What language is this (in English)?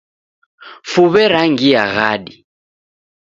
Taita